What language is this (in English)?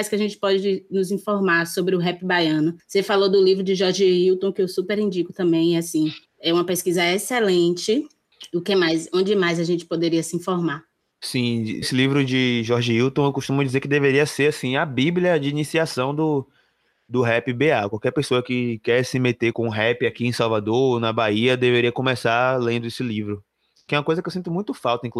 Portuguese